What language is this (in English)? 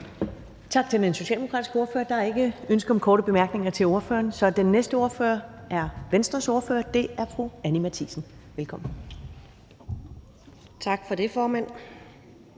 Danish